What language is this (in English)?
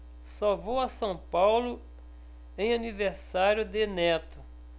Portuguese